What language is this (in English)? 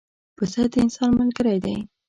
Pashto